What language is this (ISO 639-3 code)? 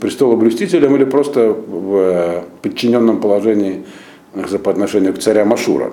rus